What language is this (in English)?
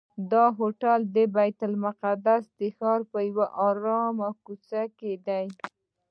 Pashto